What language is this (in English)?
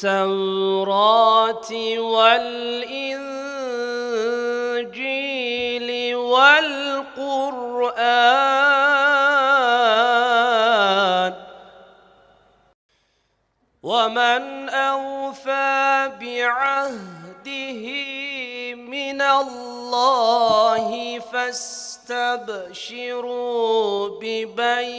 Turkish